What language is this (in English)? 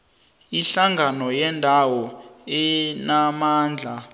South Ndebele